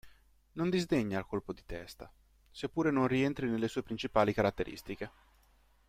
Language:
Italian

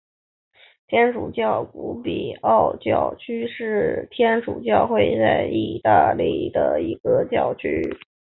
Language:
Chinese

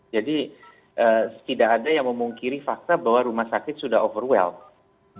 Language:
Indonesian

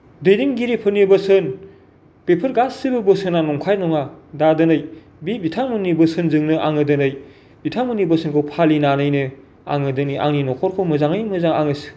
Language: Bodo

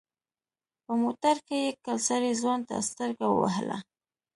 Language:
Pashto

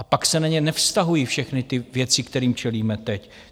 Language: Czech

